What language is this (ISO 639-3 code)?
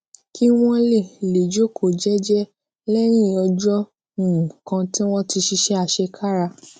yor